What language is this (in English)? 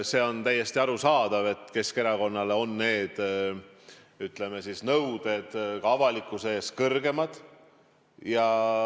Estonian